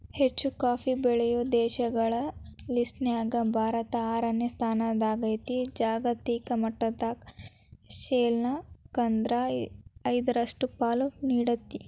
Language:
Kannada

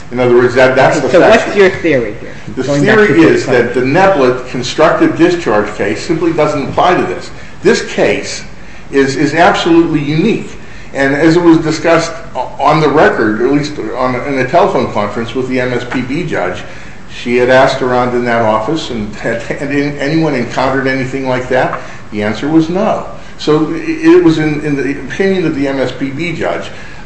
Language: English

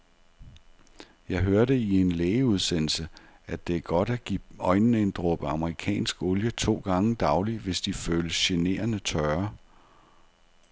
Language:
Danish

